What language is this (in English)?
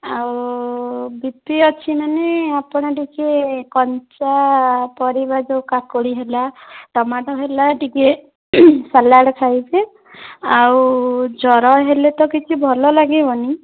Odia